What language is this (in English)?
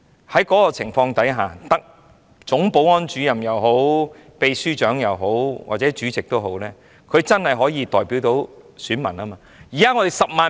Cantonese